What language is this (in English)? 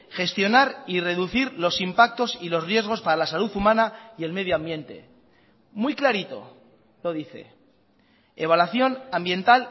Spanish